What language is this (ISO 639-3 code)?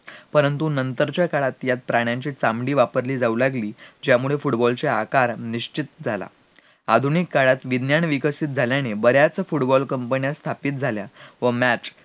mar